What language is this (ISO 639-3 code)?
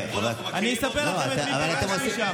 heb